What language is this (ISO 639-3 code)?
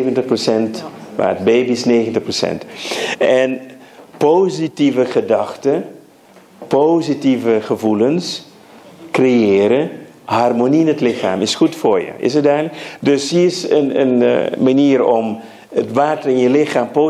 nld